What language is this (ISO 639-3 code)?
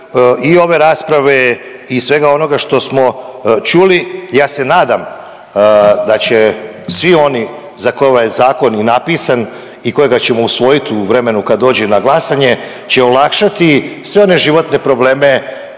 hrv